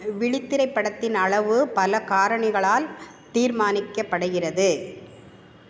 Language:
Tamil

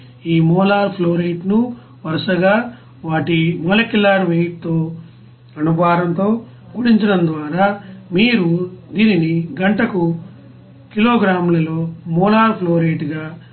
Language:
Telugu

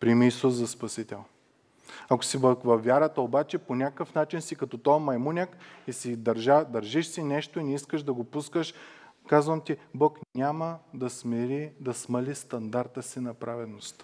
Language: Bulgarian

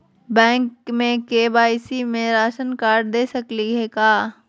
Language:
Magahi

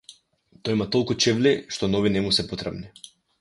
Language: Macedonian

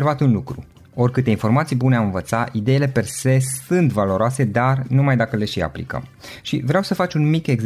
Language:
Romanian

